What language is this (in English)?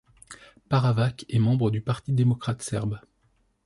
French